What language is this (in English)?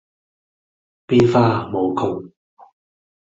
Cantonese